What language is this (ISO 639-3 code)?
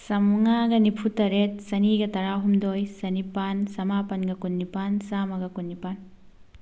mni